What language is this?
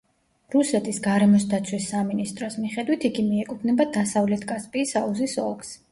Georgian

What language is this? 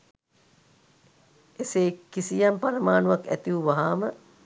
Sinhala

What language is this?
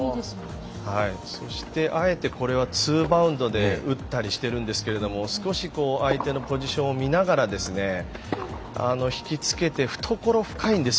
Japanese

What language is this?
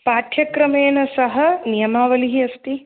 Sanskrit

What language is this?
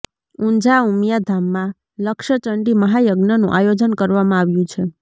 Gujarati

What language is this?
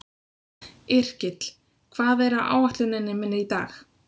Icelandic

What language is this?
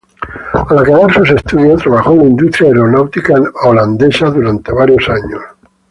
Spanish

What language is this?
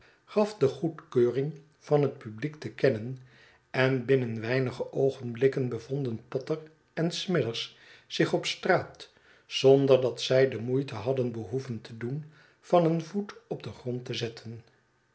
Dutch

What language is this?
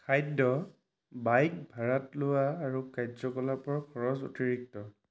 Assamese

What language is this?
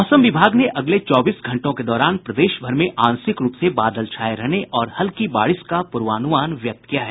Hindi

